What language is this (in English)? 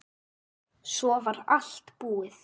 Icelandic